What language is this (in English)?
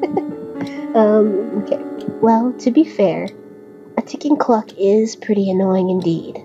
English